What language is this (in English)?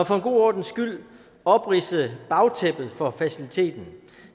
Danish